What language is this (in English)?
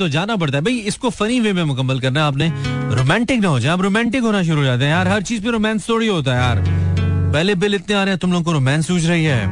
Hindi